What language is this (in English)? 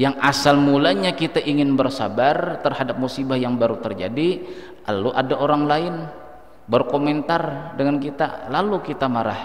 Indonesian